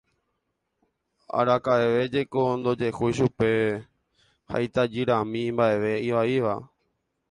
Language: Guarani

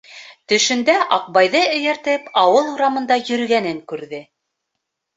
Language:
Bashkir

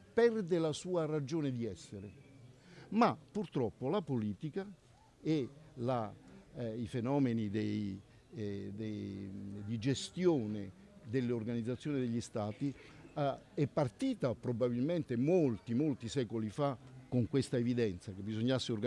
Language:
Italian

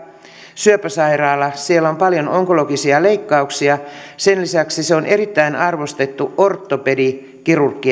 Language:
Finnish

